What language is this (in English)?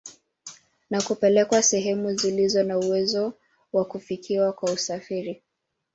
Swahili